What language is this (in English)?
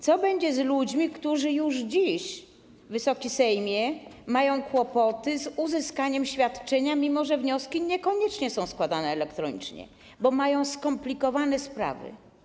Polish